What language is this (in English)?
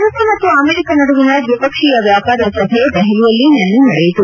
Kannada